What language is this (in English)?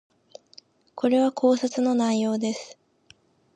Japanese